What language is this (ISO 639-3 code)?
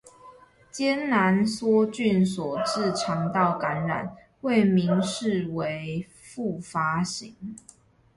zho